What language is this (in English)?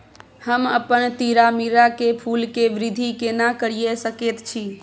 Maithili